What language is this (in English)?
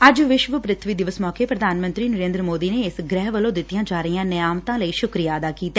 Punjabi